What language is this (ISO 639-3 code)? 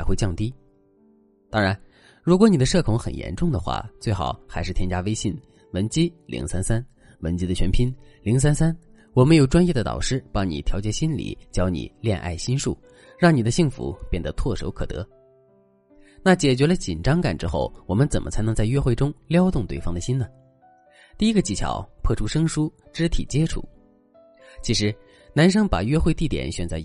zho